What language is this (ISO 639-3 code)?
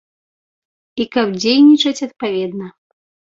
bel